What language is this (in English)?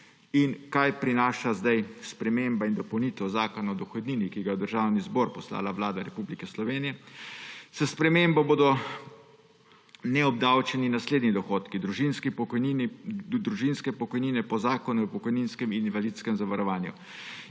Slovenian